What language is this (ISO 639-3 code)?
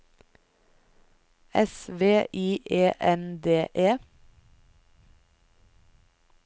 nor